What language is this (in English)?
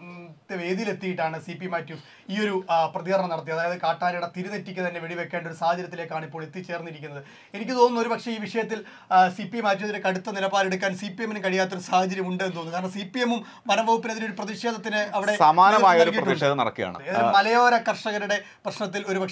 Romanian